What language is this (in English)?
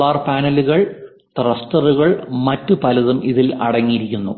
Malayalam